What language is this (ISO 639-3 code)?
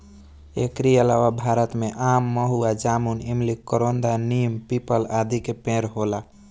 bho